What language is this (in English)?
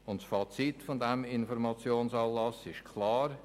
Swiss German